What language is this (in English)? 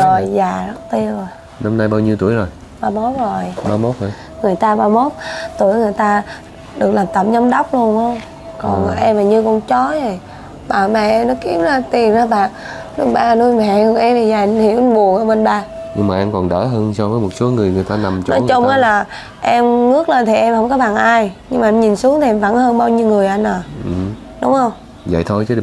Vietnamese